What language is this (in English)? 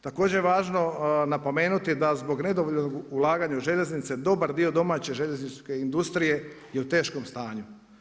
Croatian